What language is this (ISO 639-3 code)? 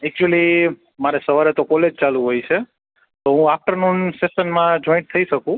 guj